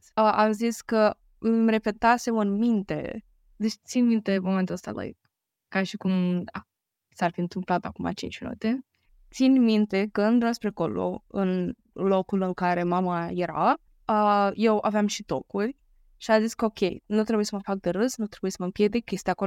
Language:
Romanian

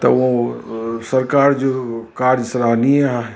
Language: Sindhi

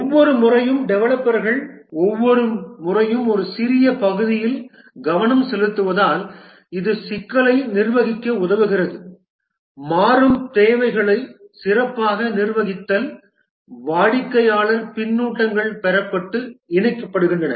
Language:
Tamil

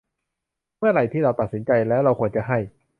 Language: Thai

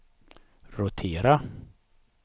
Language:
Swedish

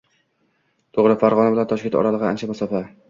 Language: Uzbek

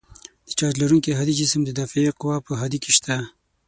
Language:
Pashto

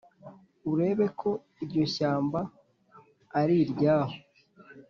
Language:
Kinyarwanda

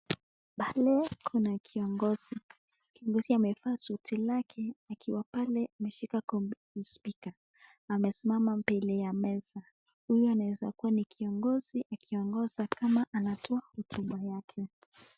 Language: Swahili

